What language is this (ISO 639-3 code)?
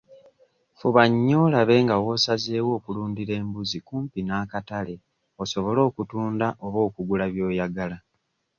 lug